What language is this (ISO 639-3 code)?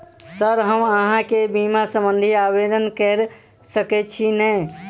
mai